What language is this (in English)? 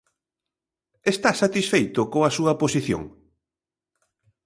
Galician